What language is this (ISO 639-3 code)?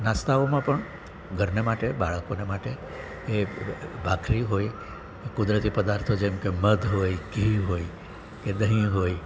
guj